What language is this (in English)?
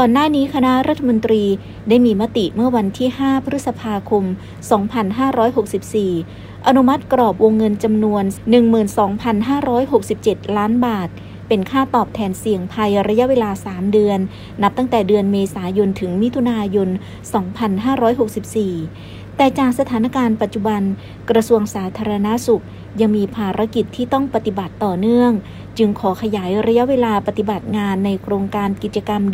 Thai